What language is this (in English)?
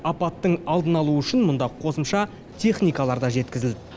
Kazakh